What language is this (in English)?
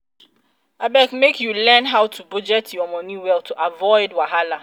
Nigerian Pidgin